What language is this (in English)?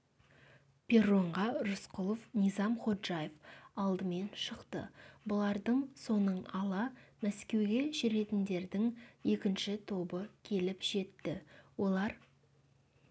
Kazakh